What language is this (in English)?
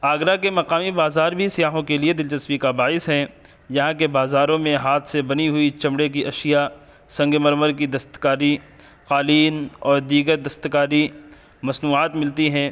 Urdu